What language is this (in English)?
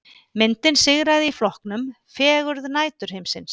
Icelandic